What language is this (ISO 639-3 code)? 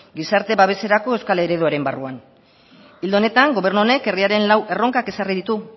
eus